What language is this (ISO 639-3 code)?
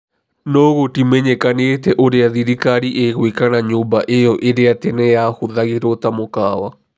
kik